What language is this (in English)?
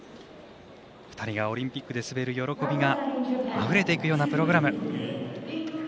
Japanese